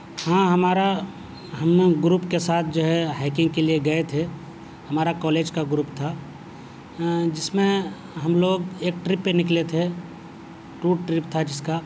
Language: Urdu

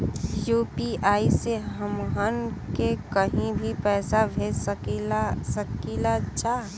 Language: Bhojpuri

